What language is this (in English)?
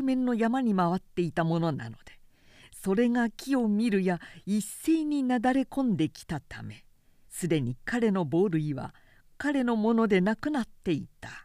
Japanese